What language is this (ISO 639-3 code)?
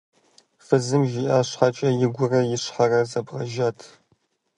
kbd